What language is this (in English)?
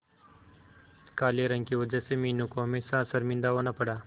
Hindi